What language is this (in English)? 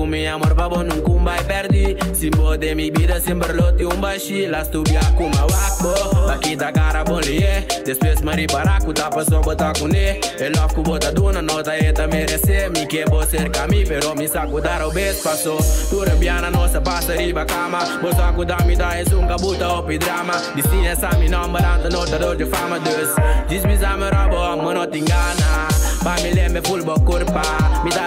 Portuguese